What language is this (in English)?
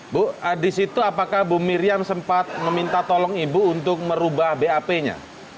Indonesian